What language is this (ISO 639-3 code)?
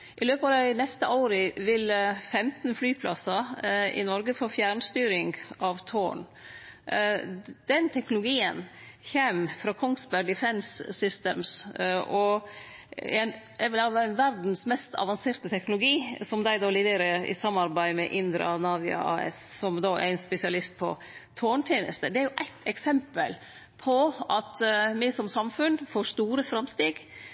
nno